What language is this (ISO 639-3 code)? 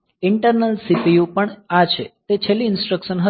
guj